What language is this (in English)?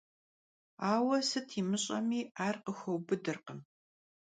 Kabardian